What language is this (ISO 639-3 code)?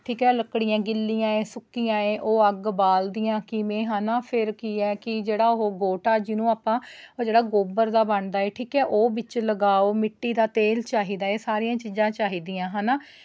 pan